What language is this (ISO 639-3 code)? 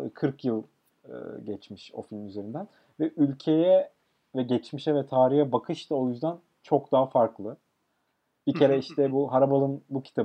tur